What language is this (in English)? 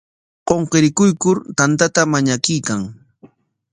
Corongo Ancash Quechua